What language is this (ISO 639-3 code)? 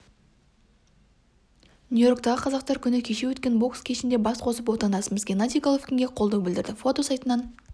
kaz